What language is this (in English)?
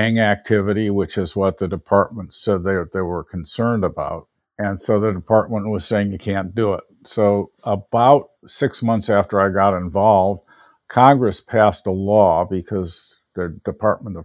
English